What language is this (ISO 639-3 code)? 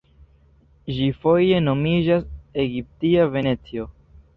epo